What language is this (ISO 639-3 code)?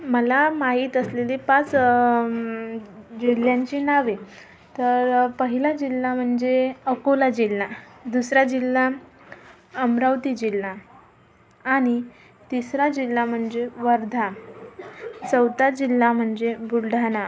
mar